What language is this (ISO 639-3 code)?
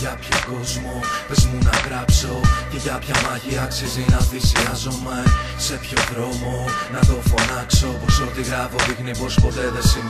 ell